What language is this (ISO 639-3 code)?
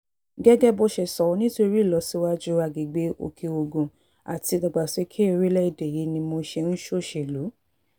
yor